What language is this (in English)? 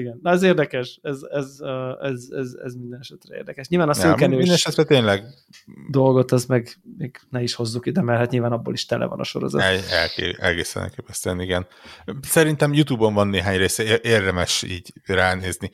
Hungarian